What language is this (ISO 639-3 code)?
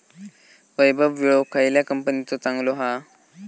mar